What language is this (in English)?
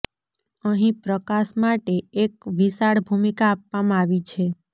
Gujarati